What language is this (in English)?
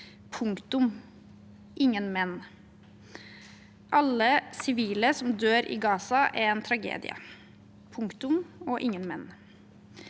Norwegian